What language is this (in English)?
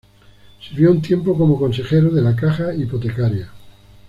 Spanish